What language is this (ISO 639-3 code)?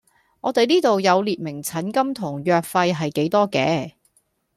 yue